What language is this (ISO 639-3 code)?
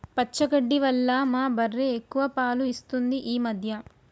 tel